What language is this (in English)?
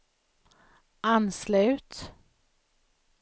Swedish